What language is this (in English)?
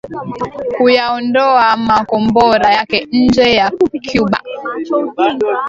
Swahili